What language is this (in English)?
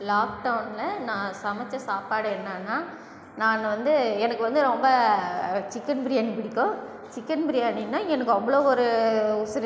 Tamil